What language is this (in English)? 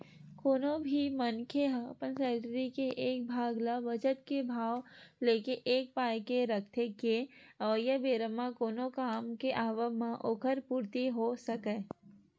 Chhattisgarhi